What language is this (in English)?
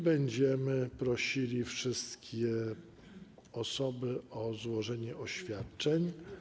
Polish